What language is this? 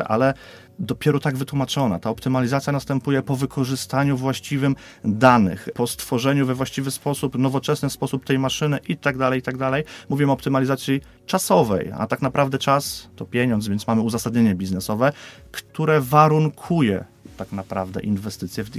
Polish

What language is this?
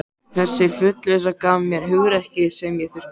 Icelandic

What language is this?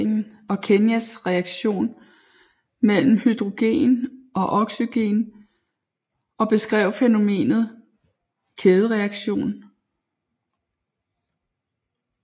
Danish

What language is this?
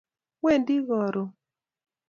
Kalenjin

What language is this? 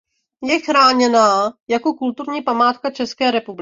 Czech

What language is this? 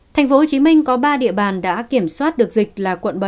Vietnamese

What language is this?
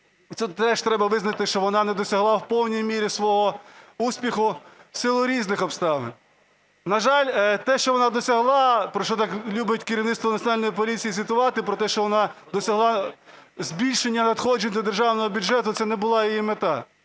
Ukrainian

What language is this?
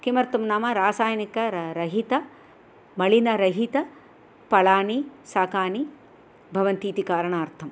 Sanskrit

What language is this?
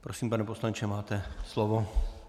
Czech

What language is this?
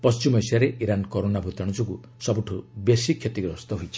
Odia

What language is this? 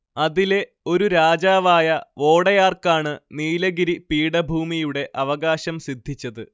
Malayalam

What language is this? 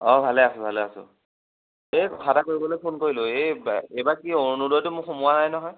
Assamese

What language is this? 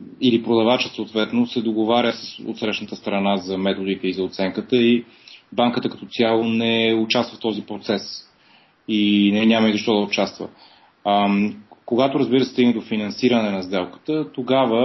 Bulgarian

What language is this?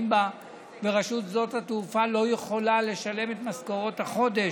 Hebrew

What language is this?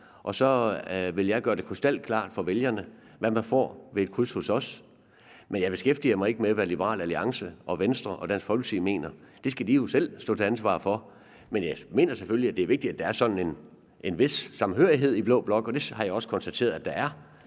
Danish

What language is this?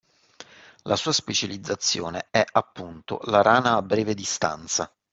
Italian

